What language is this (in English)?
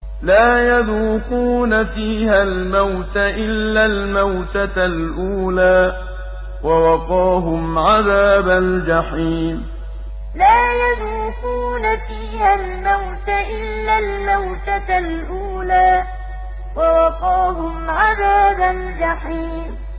Arabic